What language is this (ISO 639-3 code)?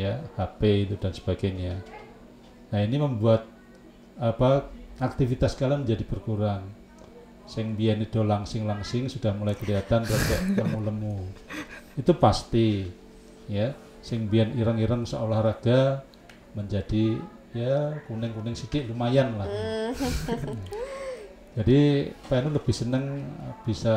ind